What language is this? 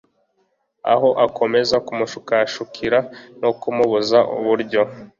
Kinyarwanda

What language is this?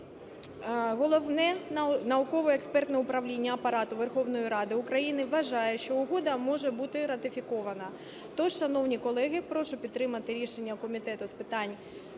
Ukrainian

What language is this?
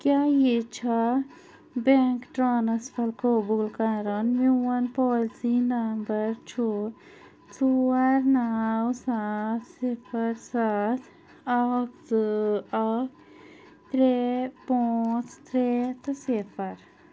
Kashmiri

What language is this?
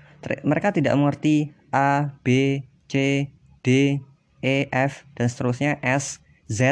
Indonesian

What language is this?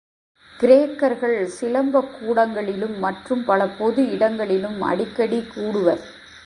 Tamil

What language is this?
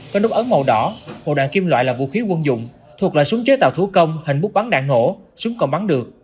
Vietnamese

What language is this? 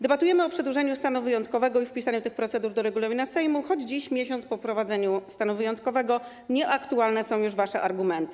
Polish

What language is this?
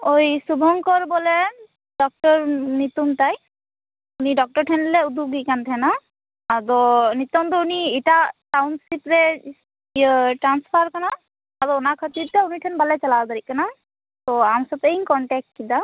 Santali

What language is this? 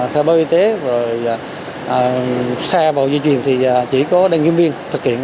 Vietnamese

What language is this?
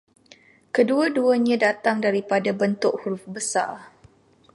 Malay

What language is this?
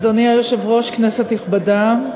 Hebrew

